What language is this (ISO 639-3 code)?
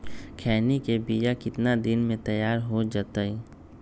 mag